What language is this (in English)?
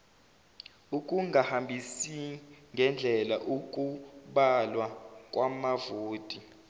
Zulu